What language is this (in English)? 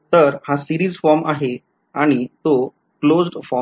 Marathi